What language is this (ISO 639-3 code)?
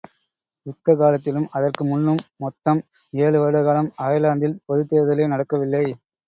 tam